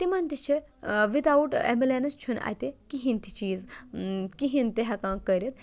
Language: Kashmiri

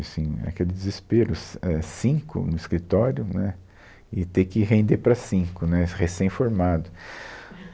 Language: Portuguese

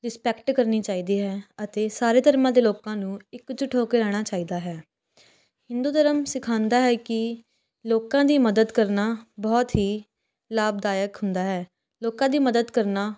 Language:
Punjabi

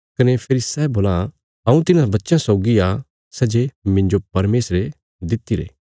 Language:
Bilaspuri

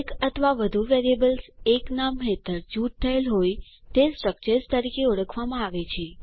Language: Gujarati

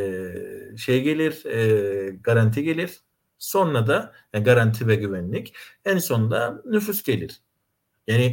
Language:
Turkish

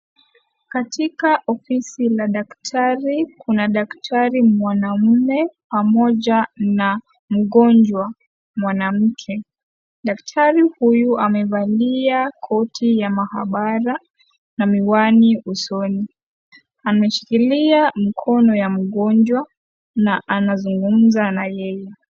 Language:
Swahili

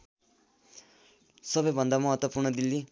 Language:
Nepali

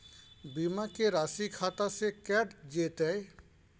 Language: Maithili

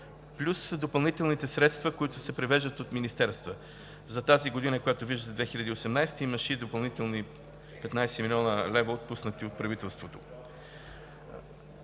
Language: Bulgarian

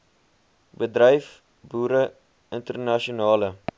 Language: Afrikaans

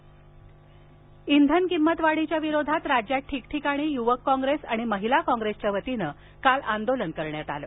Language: Marathi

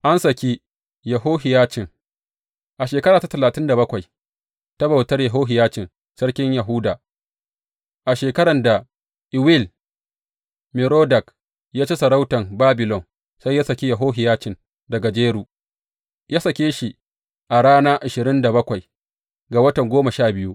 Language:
Hausa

